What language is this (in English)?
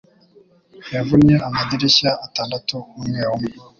Kinyarwanda